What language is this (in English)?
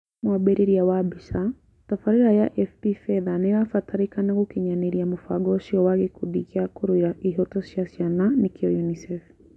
Kikuyu